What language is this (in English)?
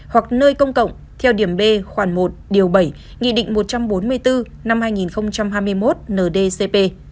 Vietnamese